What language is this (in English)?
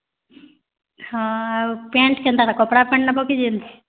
Odia